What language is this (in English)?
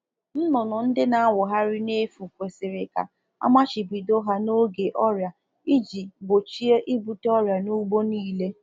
Igbo